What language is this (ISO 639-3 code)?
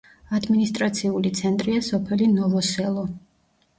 kat